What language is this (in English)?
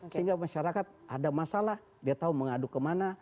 Indonesian